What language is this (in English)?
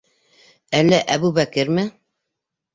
Bashkir